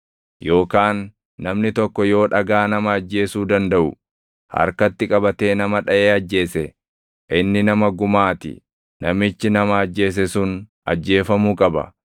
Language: Oromo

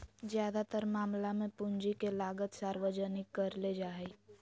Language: Magahi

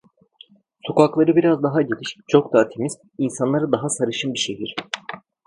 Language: Turkish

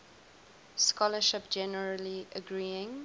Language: English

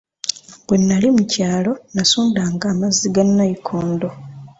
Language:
Ganda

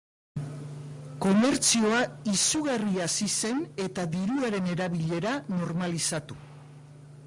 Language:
Basque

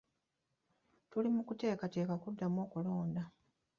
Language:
Ganda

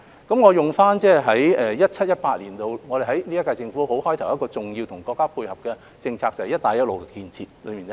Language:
Cantonese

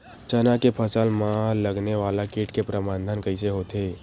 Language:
Chhattisgarhi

